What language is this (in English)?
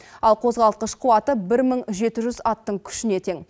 Kazakh